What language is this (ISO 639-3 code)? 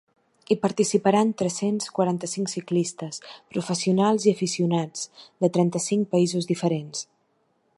cat